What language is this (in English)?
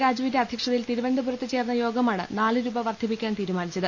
Malayalam